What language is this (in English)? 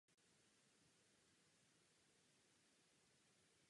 Czech